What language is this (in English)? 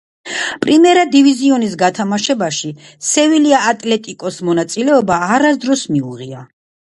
Georgian